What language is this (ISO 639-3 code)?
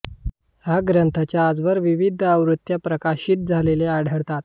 mar